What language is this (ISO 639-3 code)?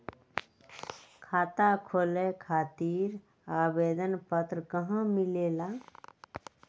mag